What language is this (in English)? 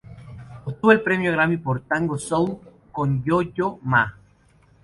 Spanish